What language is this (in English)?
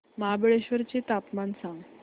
Marathi